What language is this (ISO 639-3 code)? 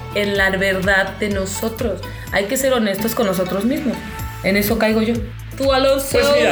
spa